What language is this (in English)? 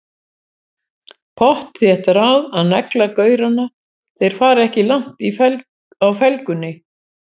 Icelandic